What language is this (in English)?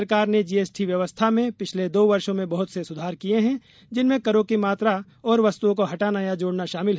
Hindi